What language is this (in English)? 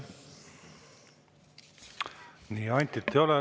Estonian